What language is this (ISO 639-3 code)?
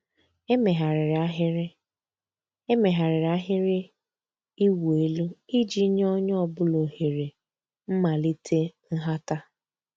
ibo